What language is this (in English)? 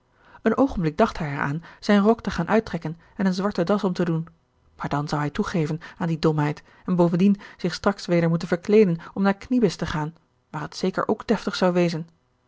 Dutch